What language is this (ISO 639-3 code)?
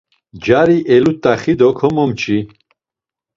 lzz